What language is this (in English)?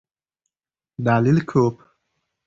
Uzbek